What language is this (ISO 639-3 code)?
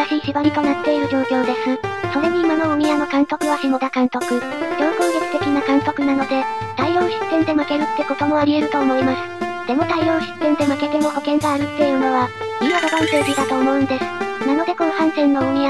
jpn